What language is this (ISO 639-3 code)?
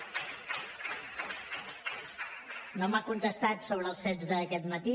cat